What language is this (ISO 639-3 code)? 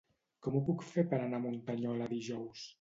cat